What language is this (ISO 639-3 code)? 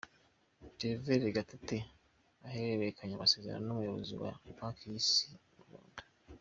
kin